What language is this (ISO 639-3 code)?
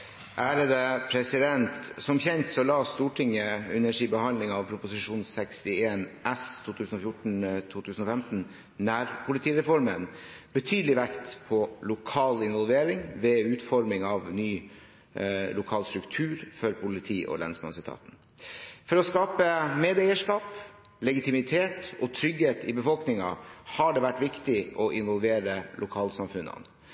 nob